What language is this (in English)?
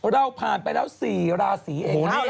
Thai